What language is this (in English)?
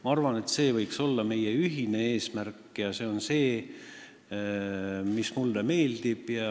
Estonian